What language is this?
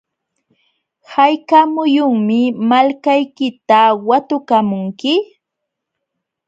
Jauja Wanca Quechua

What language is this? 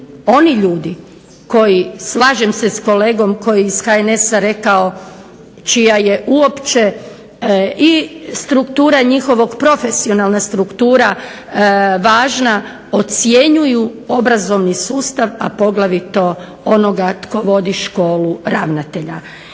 Croatian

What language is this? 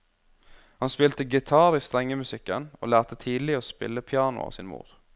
Norwegian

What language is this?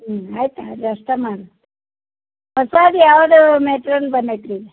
Kannada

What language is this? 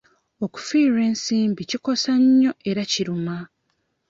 Ganda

